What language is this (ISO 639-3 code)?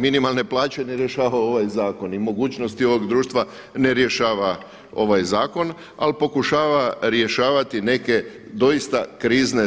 hrv